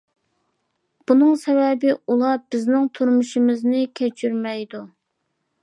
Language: Uyghur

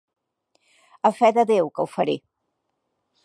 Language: Catalan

